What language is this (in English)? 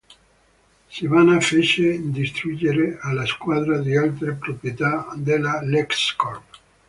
Italian